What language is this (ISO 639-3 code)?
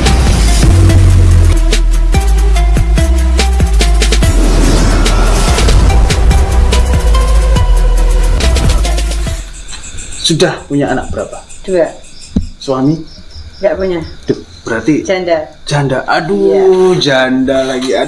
ind